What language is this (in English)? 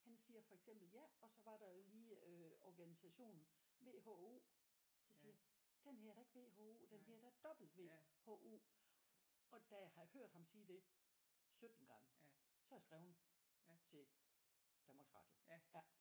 Danish